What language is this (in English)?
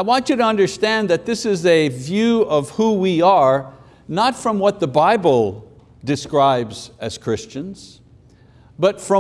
English